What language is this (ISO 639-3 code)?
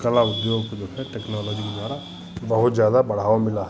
hin